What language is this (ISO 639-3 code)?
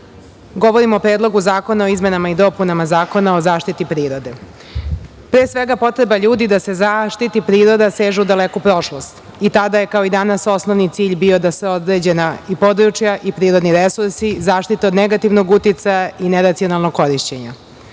srp